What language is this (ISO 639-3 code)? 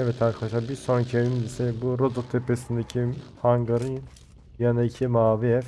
tur